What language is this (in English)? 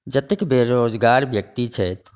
Maithili